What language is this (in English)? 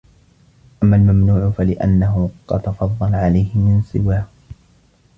Arabic